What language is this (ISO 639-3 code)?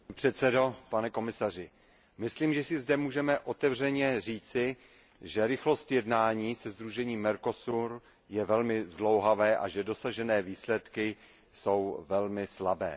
ces